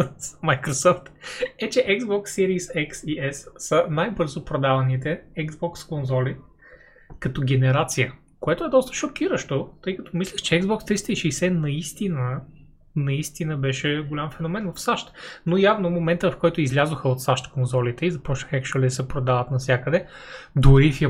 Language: Bulgarian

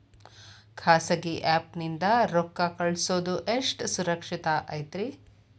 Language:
Kannada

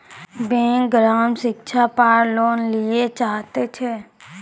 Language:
Maithili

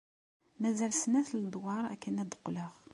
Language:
Kabyle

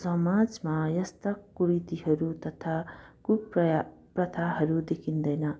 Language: Nepali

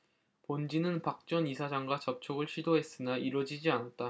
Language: Korean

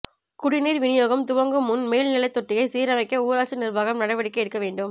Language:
Tamil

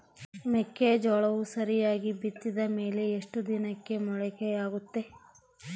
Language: Kannada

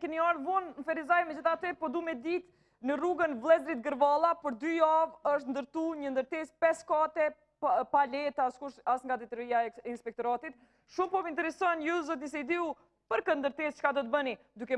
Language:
Romanian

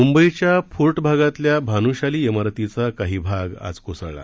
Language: Marathi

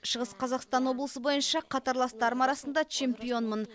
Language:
Kazakh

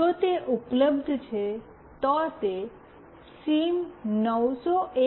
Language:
Gujarati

